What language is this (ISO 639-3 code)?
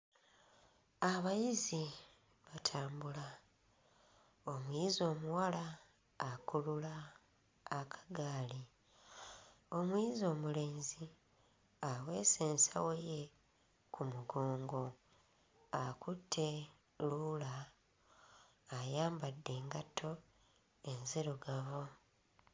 lug